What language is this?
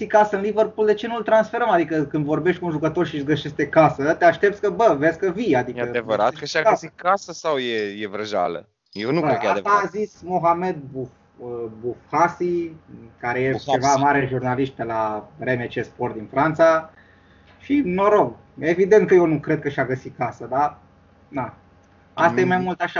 Romanian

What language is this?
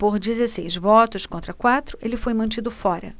Portuguese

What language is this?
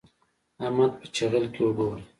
Pashto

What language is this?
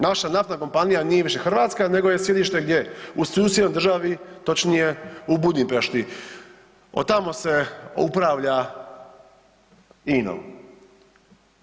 Croatian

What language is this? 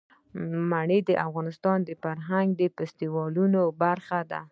Pashto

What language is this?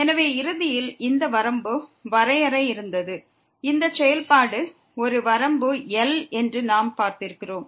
Tamil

